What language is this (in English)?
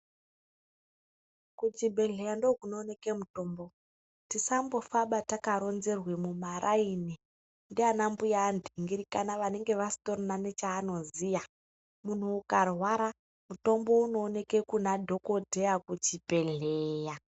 Ndau